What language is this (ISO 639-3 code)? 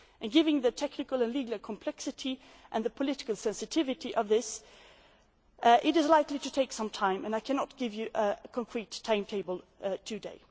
eng